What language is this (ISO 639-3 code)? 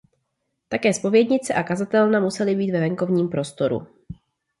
ces